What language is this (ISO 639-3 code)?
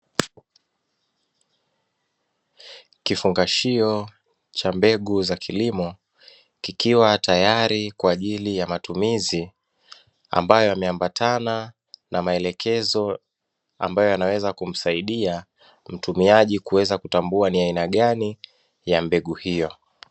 swa